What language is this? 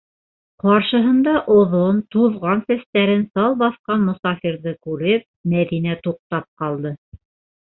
Bashkir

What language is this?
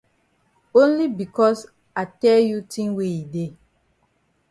Cameroon Pidgin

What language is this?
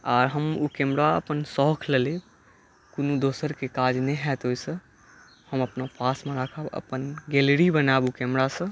Maithili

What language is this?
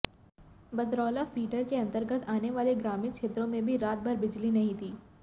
Hindi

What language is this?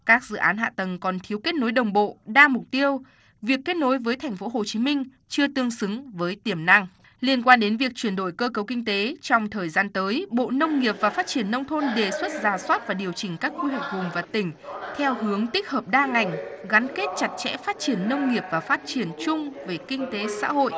Vietnamese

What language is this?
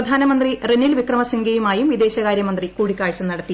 Malayalam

